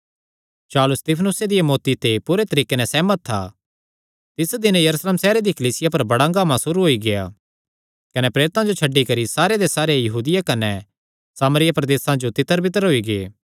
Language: Kangri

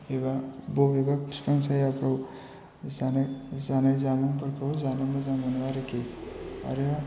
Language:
Bodo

